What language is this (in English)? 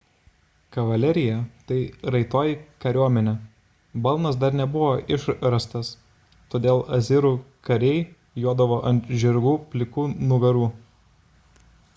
Lithuanian